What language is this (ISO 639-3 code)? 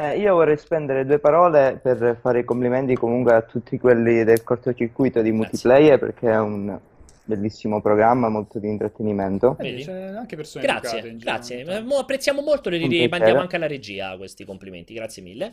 ita